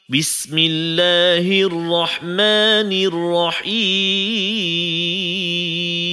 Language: Malay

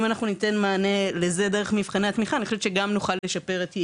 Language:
Hebrew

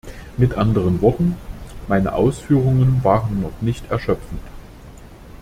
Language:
German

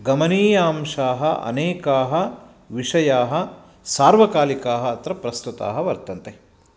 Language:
Sanskrit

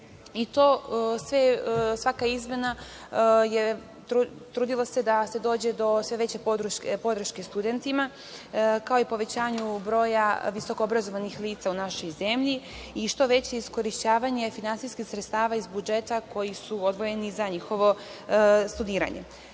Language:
Serbian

